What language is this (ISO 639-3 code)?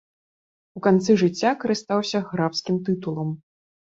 bel